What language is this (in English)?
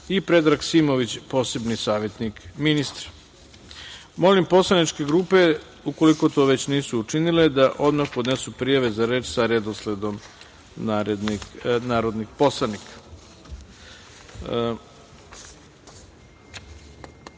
Serbian